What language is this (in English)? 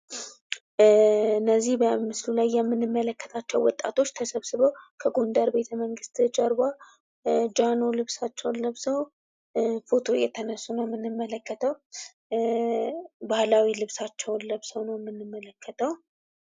Amharic